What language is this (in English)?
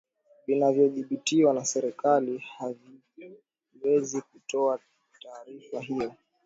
Swahili